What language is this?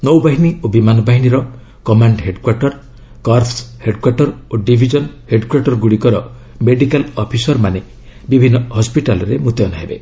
Odia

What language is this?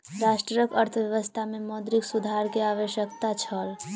Maithili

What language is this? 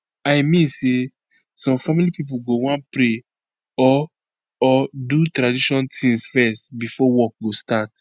Nigerian Pidgin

